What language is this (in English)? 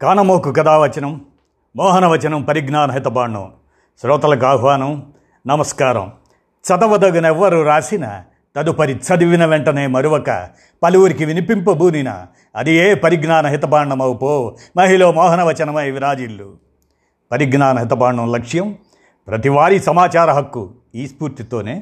Telugu